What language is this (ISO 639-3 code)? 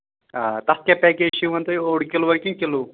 kas